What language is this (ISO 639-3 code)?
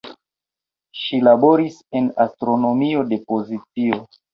epo